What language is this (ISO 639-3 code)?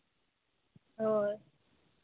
sat